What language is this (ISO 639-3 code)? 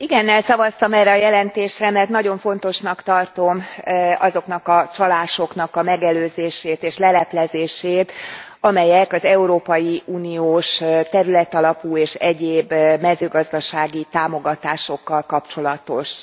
hun